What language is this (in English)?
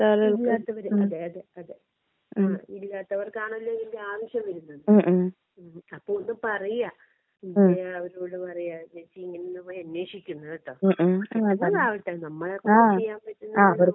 Malayalam